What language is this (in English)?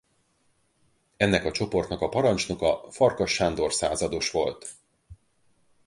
Hungarian